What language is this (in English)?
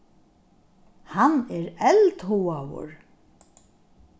Faroese